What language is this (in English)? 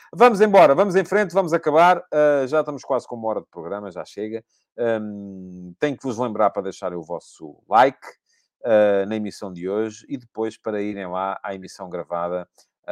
Portuguese